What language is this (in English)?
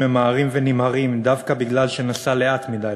Hebrew